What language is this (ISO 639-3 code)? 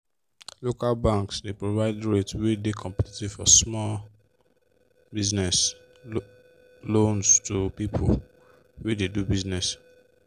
pcm